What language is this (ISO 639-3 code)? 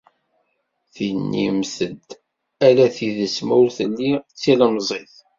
kab